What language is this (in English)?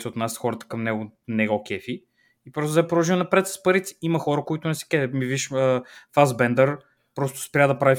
Bulgarian